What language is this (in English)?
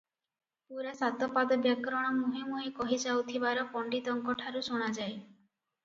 Odia